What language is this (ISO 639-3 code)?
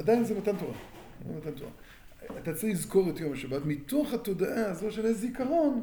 heb